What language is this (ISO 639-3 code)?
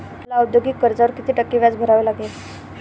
mar